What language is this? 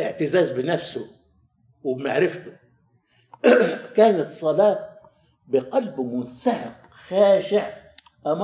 Arabic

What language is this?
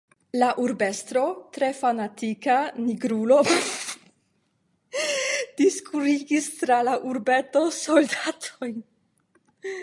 Esperanto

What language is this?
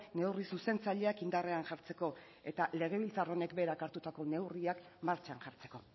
Basque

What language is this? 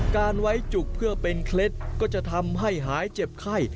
Thai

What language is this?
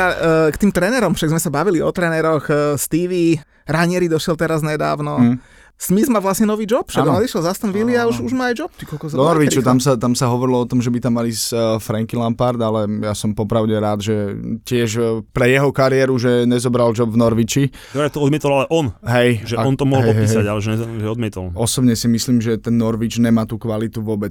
Slovak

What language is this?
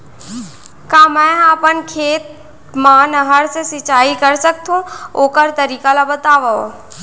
Chhattisgarhi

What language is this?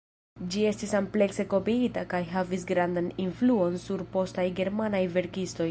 Esperanto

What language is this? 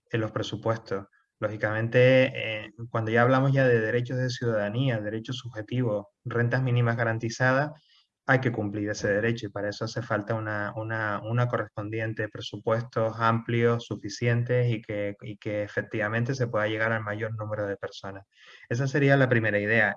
Spanish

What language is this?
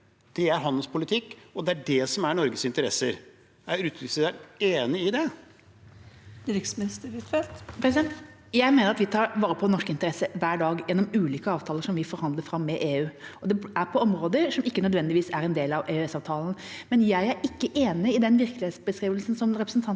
Norwegian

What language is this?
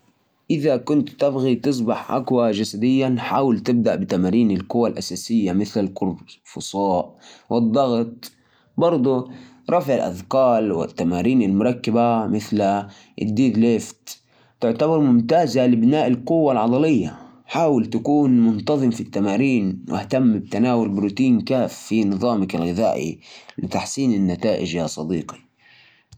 Najdi Arabic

